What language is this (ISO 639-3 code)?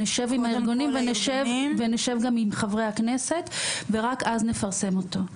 heb